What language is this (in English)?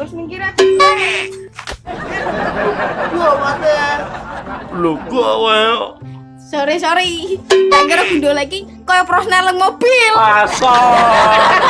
Indonesian